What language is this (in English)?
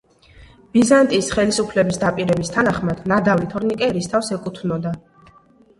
Georgian